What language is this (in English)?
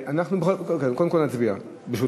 Hebrew